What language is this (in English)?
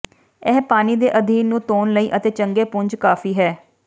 Punjabi